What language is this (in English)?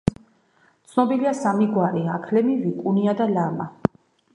Georgian